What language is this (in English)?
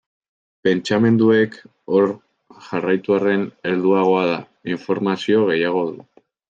Basque